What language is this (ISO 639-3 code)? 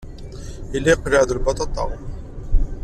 kab